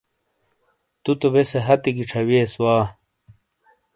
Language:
Shina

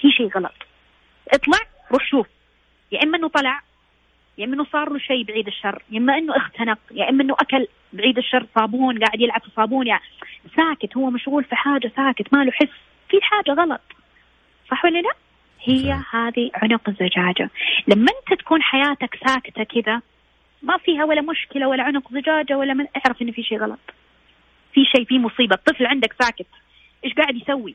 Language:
Arabic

